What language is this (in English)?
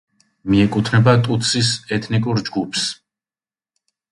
Georgian